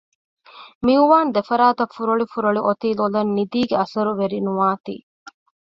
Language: Divehi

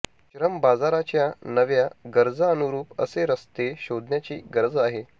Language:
Marathi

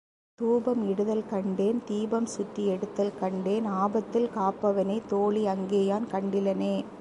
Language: Tamil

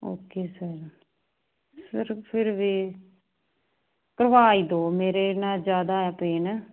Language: Punjabi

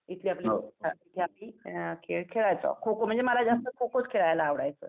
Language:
Marathi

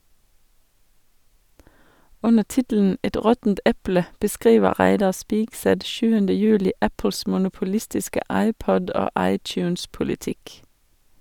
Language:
Norwegian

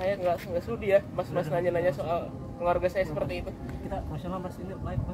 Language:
Indonesian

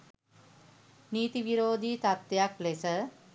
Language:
Sinhala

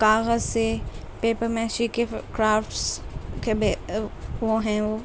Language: Urdu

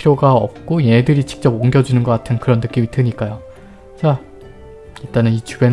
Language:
Korean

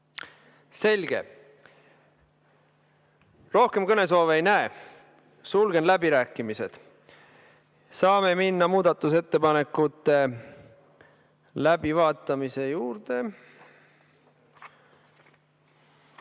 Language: Estonian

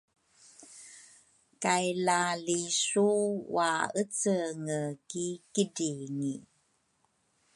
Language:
Rukai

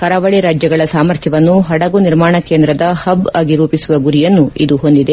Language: Kannada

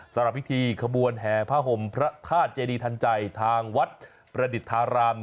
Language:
Thai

